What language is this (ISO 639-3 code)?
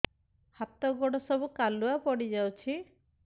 ori